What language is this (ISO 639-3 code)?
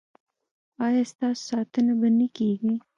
pus